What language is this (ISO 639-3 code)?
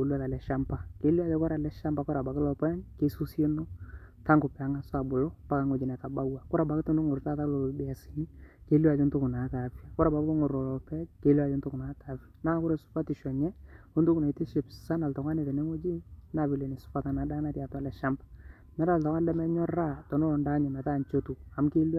mas